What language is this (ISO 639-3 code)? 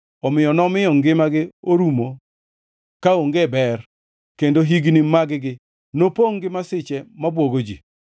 luo